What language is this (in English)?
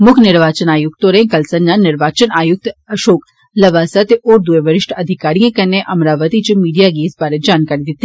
Dogri